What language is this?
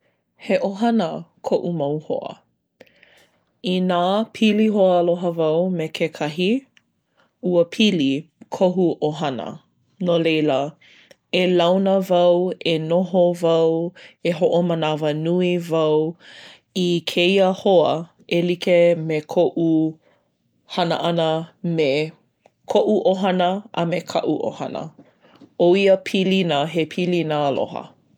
Hawaiian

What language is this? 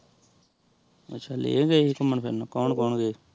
Punjabi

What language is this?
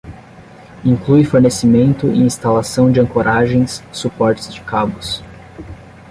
Portuguese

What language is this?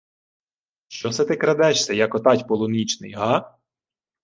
Ukrainian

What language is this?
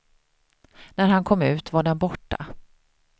Swedish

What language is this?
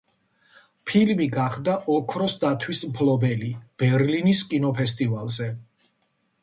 Georgian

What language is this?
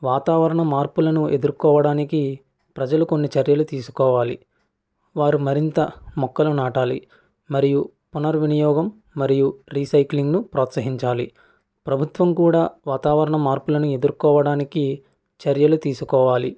Telugu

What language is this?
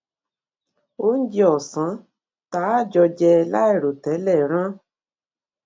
Yoruba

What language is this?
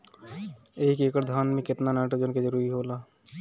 Bhojpuri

